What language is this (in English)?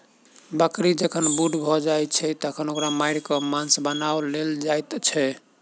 Maithili